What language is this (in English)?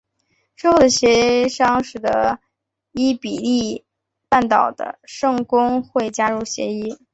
Chinese